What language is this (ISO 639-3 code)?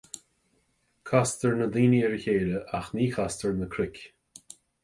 gle